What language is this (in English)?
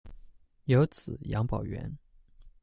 Chinese